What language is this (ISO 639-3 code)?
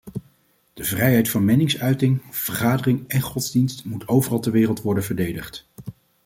nld